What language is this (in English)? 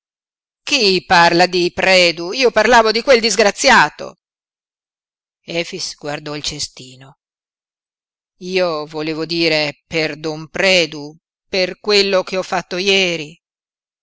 Italian